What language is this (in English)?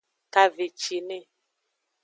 Aja (Benin)